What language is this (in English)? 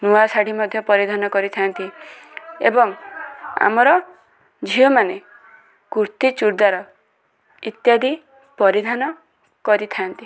Odia